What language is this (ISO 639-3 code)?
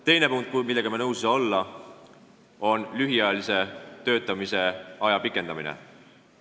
est